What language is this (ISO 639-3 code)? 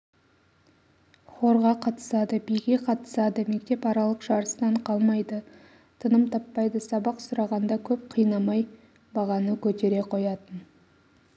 kaz